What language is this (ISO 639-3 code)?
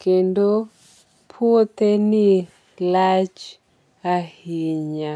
luo